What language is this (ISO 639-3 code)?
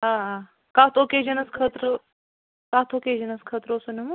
kas